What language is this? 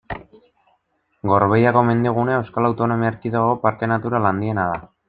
Basque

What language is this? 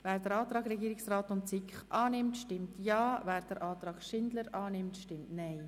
Swiss German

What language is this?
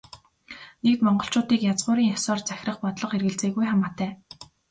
Mongolian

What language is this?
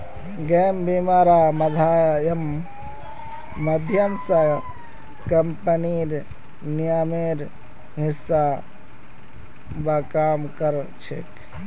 Magahi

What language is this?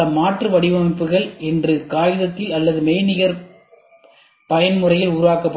Tamil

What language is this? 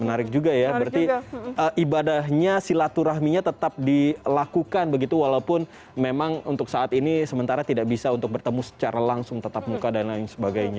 Indonesian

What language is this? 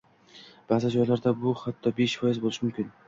Uzbek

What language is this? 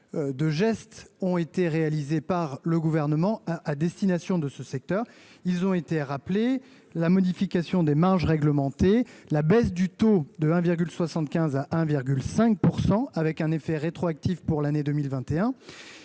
French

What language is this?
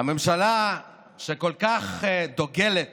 Hebrew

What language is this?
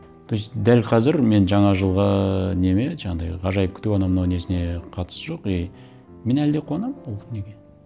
Kazakh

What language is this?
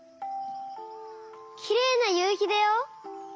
Japanese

